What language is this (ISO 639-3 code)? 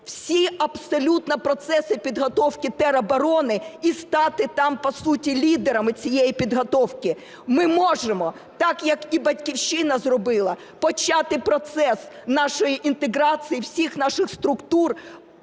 ukr